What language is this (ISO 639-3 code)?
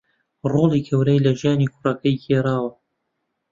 ckb